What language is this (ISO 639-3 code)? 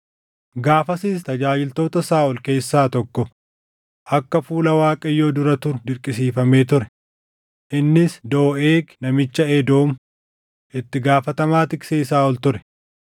orm